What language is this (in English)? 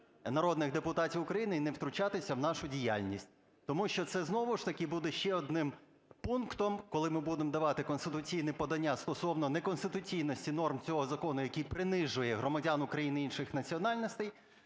Ukrainian